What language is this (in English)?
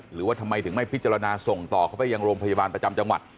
Thai